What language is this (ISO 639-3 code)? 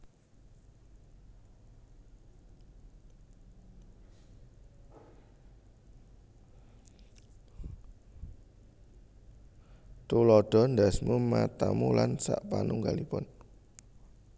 jav